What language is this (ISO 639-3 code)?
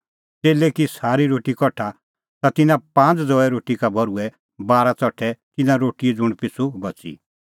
kfx